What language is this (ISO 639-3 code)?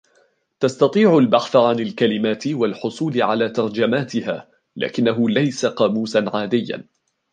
ara